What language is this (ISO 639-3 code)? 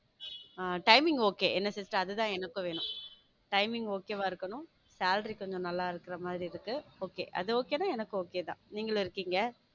tam